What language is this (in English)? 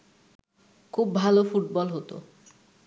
Bangla